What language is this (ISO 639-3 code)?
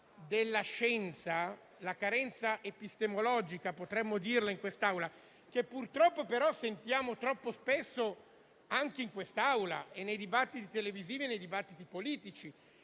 ita